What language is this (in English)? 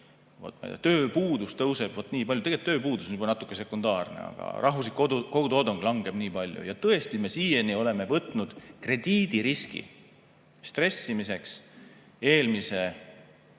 Estonian